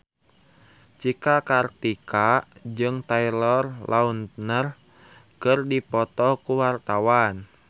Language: Sundanese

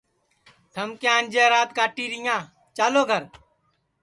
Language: Sansi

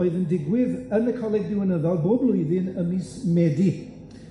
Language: Welsh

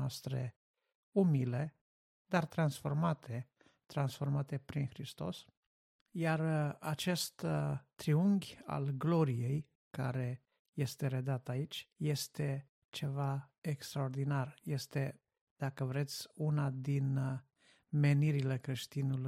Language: Romanian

